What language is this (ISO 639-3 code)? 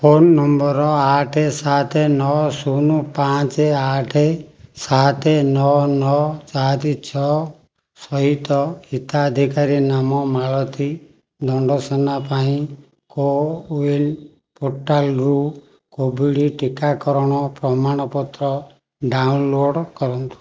ori